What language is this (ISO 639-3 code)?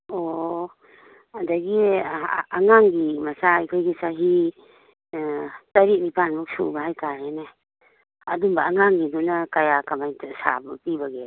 mni